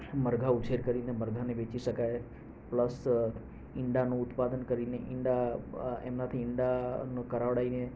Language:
Gujarati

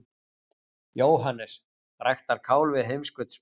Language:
Icelandic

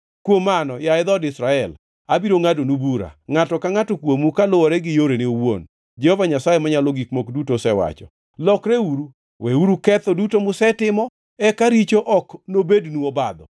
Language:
Luo (Kenya and Tanzania)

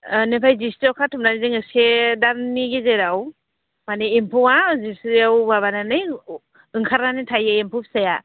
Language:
Bodo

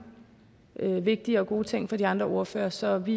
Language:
Danish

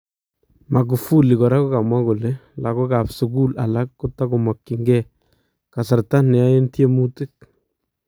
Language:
Kalenjin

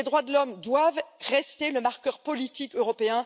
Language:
French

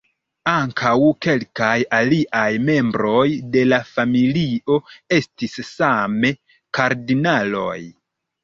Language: Esperanto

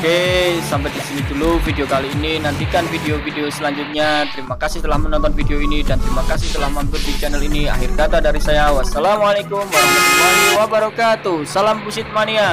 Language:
Indonesian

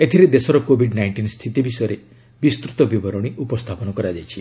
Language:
Odia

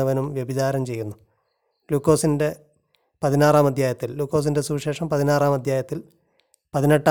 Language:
Malayalam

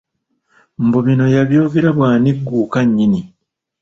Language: Ganda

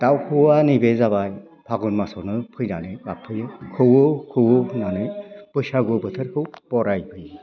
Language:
Bodo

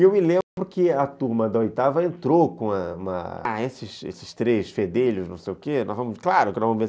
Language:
Portuguese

